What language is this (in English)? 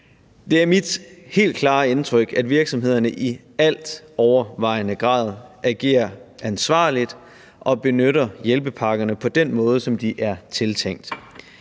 Danish